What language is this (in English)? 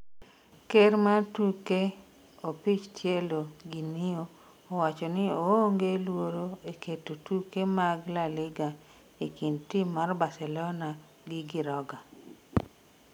Luo (Kenya and Tanzania)